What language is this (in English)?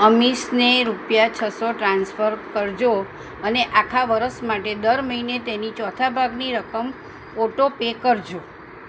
Gujarati